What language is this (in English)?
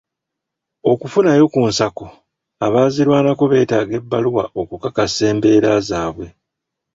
Ganda